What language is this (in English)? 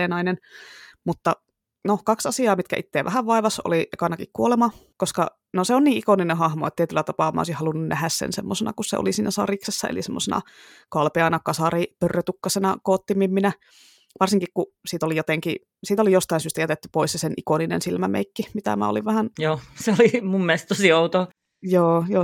Finnish